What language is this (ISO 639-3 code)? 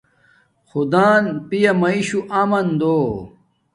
dmk